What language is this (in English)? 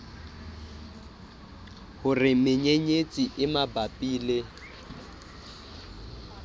Southern Sotho